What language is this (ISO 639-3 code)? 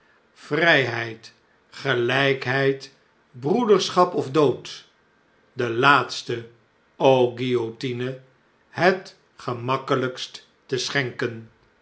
nld